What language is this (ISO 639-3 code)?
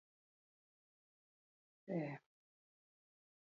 eus